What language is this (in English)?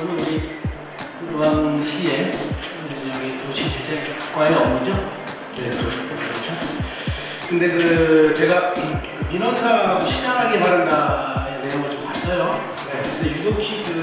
Korean